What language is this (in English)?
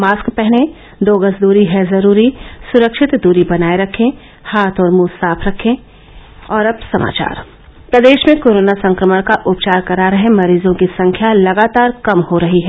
Hindi